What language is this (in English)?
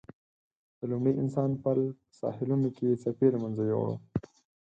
Pashto